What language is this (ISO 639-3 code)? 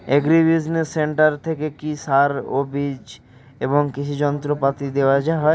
ben